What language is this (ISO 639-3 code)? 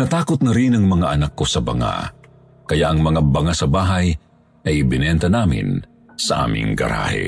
fil